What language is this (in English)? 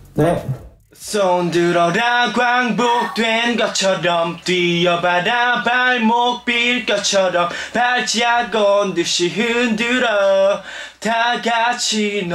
Korean